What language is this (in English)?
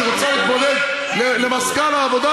Hebrew